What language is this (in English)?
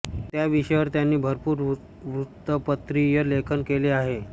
Marathi